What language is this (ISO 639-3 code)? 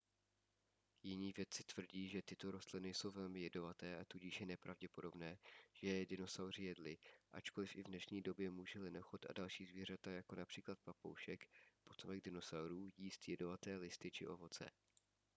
ces